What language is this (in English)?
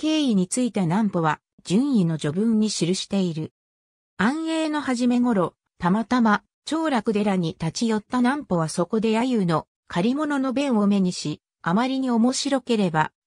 Japanese